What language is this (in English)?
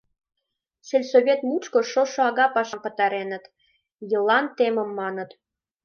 Mari